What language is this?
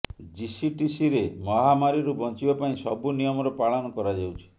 Odia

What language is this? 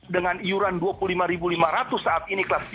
Indonesian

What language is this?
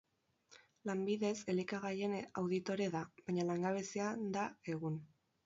Basque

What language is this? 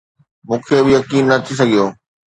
Sindhi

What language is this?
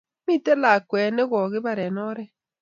Kalenjin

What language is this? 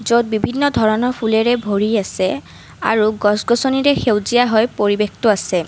Assamese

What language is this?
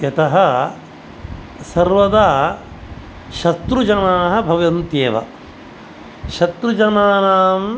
Sanskrit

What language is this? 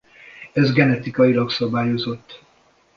Hungarian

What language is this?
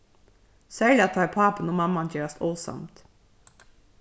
Faroese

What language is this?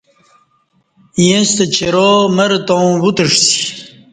Kati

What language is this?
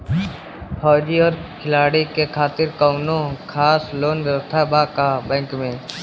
Bhojpuri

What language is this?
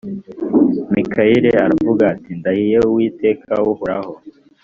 Kinyarwanda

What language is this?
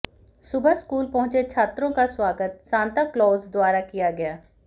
Hindi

